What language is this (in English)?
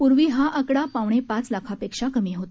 Marathi